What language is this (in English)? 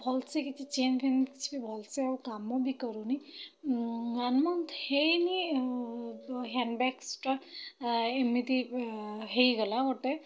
Odia